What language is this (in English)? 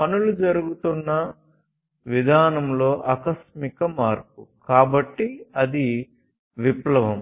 Telugu